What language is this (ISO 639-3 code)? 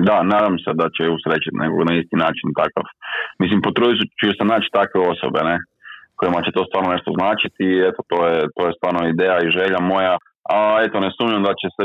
hrv